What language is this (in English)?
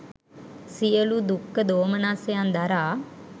Sinhala